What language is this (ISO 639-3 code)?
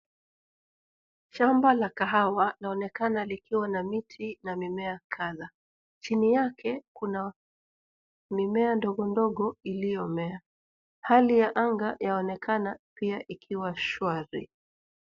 swa